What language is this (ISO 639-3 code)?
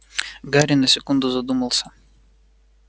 rus